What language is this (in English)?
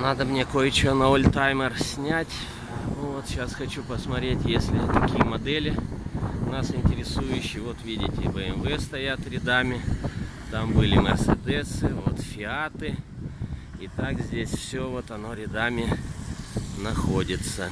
Russian